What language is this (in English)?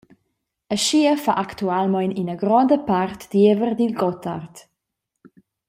Romansh